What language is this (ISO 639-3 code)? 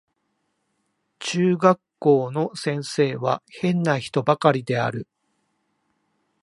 jpn